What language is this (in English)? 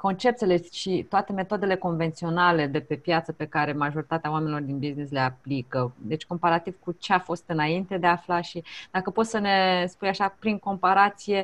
Romanian